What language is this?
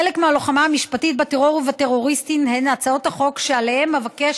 Hebrew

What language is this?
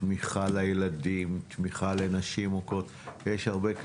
Hebrew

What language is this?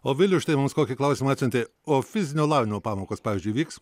Lithuanian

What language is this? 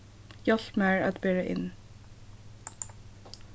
Faroese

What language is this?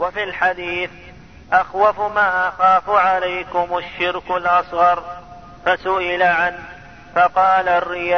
Arabic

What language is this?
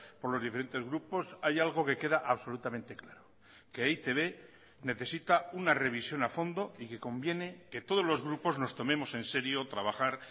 Spanish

